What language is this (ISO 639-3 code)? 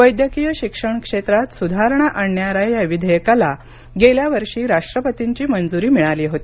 mar